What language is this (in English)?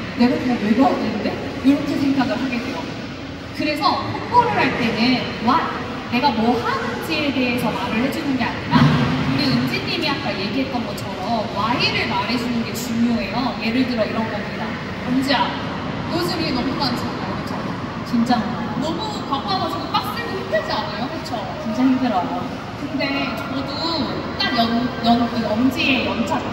Korean